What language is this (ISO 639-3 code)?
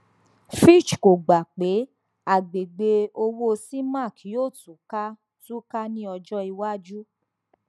yor